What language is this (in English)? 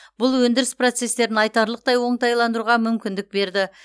Kazakh